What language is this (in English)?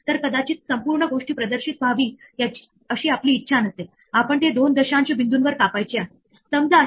Marathi